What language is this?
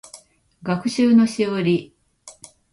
Japanese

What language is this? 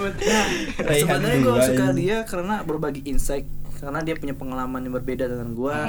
Indonesian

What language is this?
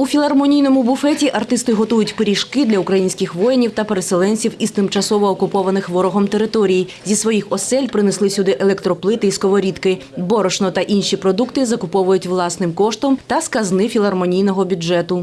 Ukrainian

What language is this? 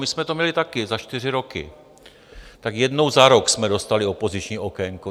Czech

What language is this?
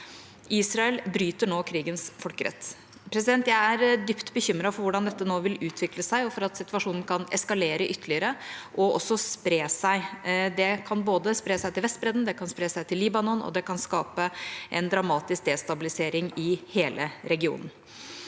Norwegian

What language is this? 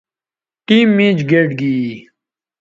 Bateri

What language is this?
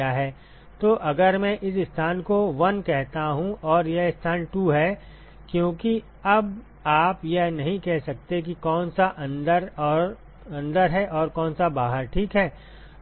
Hindi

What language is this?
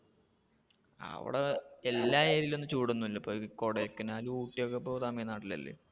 Malayalam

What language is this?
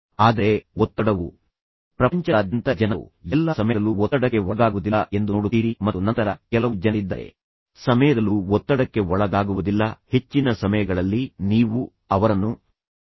Kannada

